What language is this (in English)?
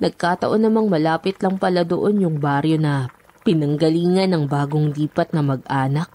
Filipino